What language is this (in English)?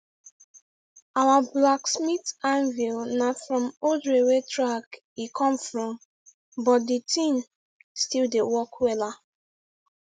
Nigerian Pidgin